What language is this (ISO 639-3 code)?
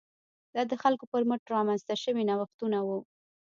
pus